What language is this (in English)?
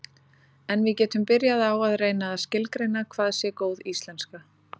Icelandic